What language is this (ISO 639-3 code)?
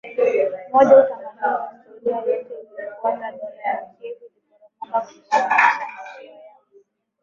swa